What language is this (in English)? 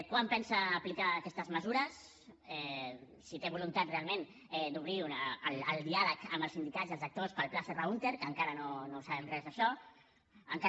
Catalan